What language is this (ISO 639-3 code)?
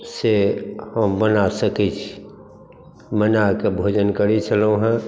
mai